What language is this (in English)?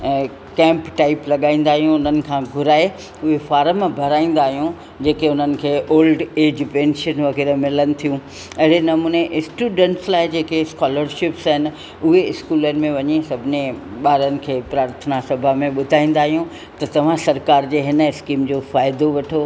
Sindhi